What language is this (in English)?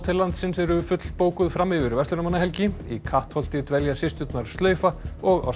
Icelandic